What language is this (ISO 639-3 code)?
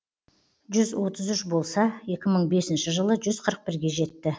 kaz